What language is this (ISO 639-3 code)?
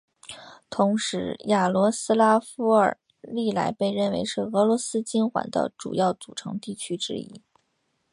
zho